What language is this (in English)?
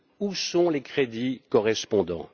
French